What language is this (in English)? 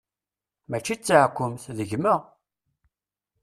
Kabyle